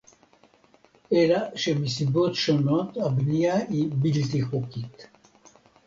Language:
Hebrew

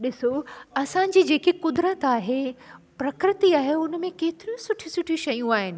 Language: Sindhi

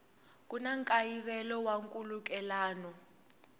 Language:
Tsonga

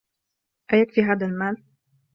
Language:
Arabic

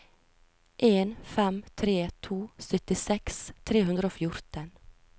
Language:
Norwegian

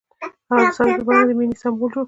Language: Pashto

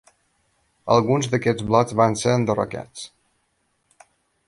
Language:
Catalan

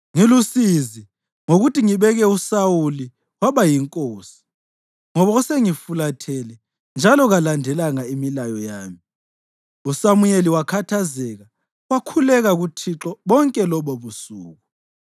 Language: North Ndebele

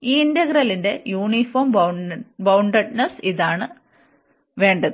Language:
Malayalam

